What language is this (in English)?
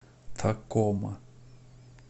Russian